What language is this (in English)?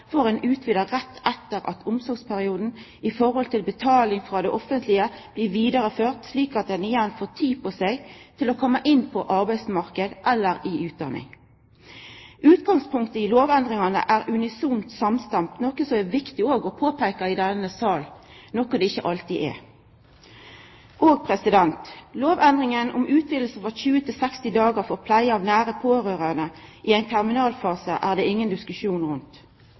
Norwegian Nynorsk